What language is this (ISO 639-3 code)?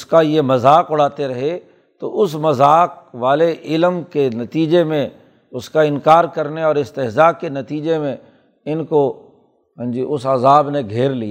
urd